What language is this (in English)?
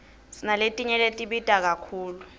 Swati